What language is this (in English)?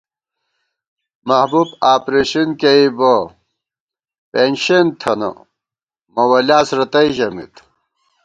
Gawar-Bati